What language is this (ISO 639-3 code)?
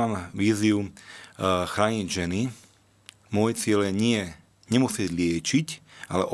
slk